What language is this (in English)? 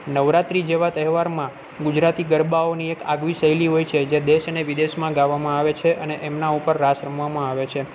Gujarati